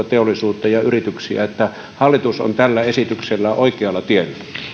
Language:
Finnish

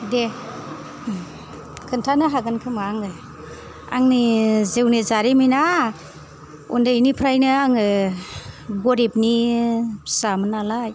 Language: Bodo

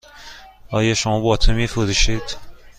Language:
Persian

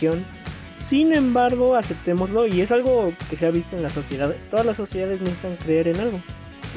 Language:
Spanish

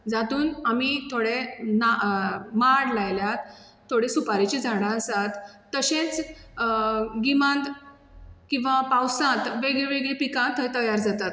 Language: Konkani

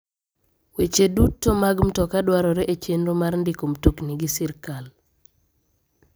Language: Luo (Kenya and Tanzania)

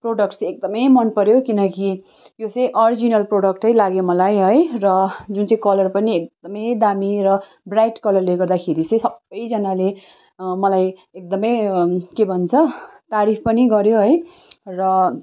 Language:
Nepali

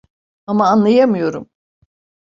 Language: Turkish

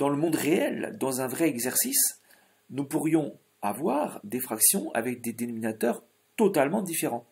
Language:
French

